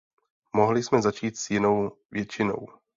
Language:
Czech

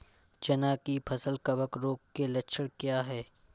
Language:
Hindi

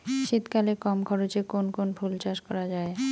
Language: Bangla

